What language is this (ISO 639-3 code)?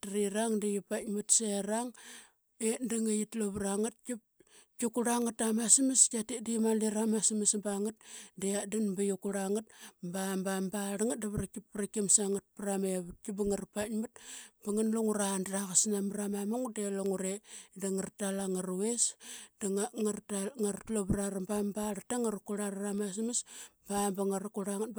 byx